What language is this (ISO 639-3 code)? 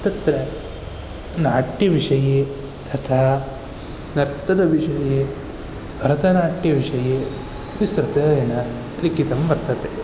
san